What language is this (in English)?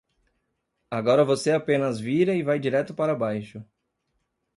Portuguese